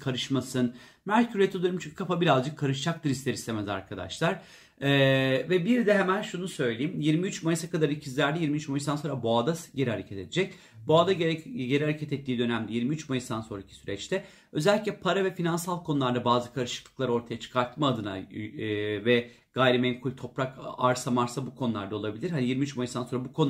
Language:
Turkish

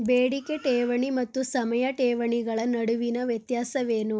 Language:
Kannada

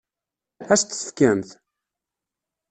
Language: Kabyle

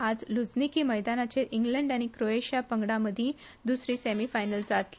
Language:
Konkani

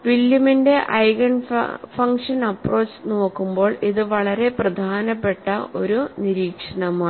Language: Malayalam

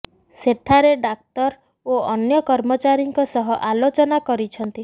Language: Odia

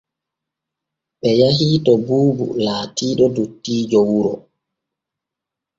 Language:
Borgu Fulfulde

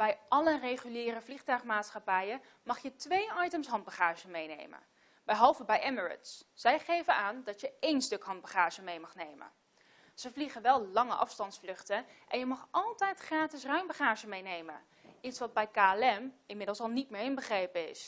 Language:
Dutch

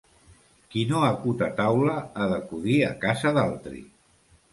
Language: Catalan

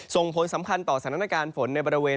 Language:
Thai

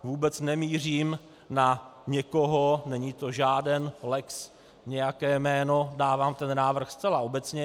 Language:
Czech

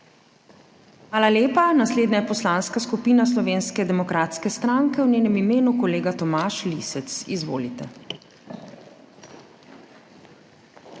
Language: Slovenian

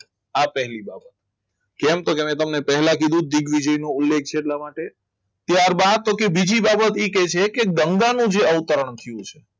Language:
Gujarati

